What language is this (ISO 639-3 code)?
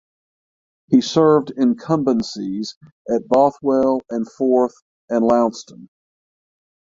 eng